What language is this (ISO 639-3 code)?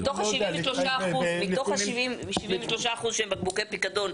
heb